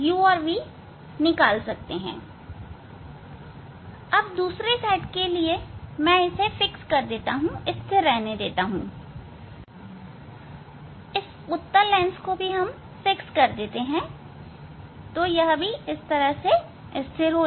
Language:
Hindi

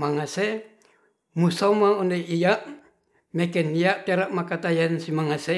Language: Ratahan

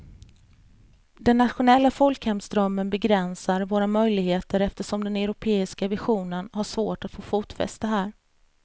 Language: Swedish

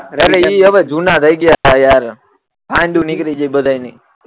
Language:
Gujarati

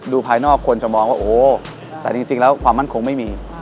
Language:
Thai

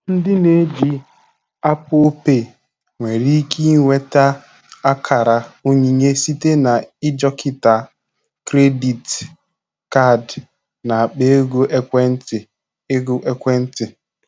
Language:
Igbo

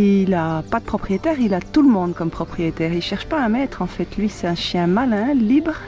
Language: French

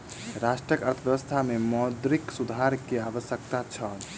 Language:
Maithili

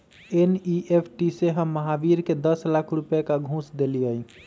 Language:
Magahi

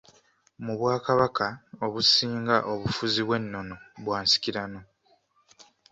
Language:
Ganda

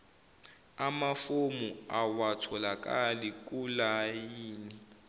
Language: Zulu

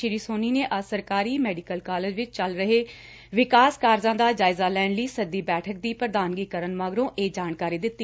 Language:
Punjabi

